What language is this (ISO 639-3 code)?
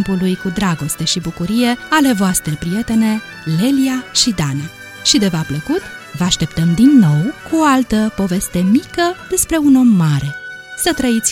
ron